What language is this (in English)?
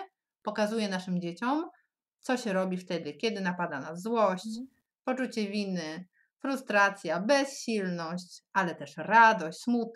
Polish